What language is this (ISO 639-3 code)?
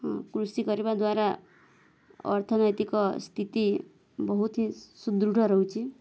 ori